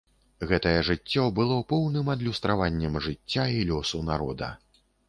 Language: Belarusian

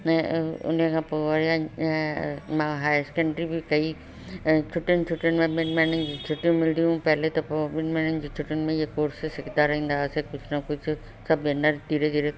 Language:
Sindhi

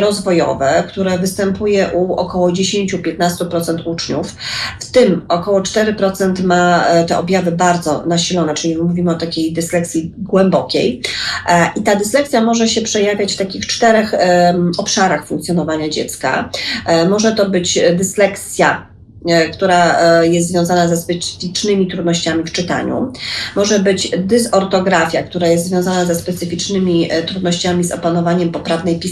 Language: Polish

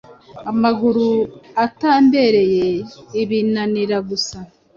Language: Kinyarwanda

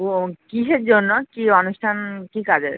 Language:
Bangla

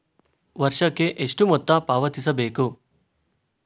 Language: Kannada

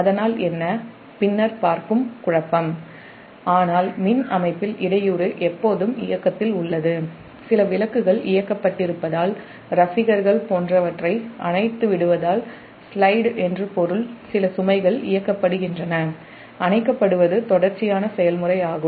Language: Tamil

